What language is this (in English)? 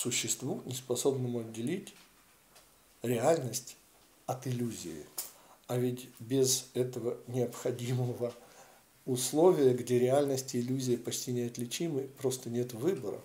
Russian